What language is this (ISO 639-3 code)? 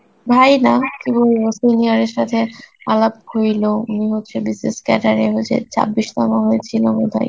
ben